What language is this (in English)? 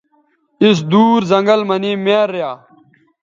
Bateri